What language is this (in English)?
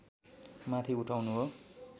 Nepali